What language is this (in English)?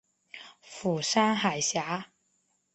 Chinese